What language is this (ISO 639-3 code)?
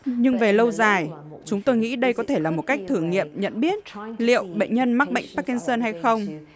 vie